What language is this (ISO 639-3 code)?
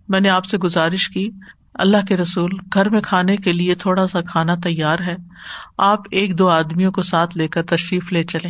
urd